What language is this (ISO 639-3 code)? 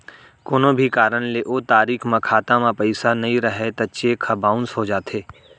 hne